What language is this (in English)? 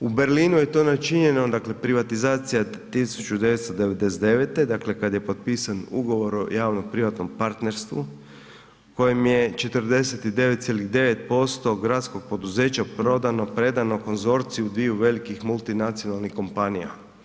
Croatian